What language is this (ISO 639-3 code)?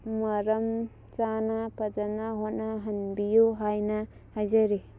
mni